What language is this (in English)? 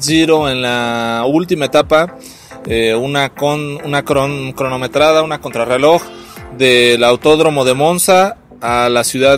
Spanish